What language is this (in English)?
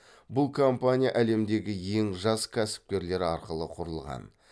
Kazakh